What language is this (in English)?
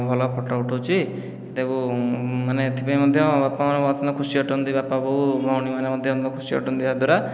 Odia